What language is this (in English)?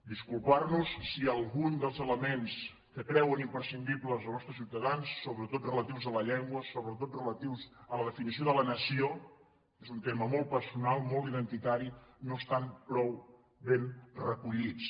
Catalan